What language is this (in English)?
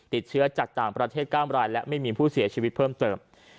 Thai